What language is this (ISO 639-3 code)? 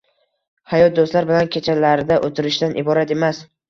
uzb